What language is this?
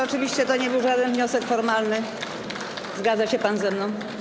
Polish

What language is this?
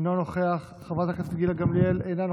Hebrew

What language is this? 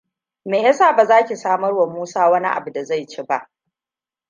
Hausa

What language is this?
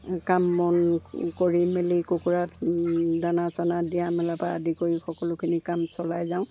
Assamese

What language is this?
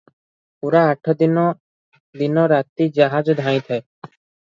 Odia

